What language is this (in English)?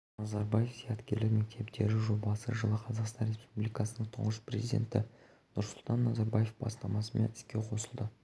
Kazakh